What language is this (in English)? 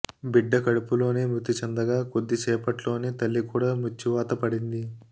Telugu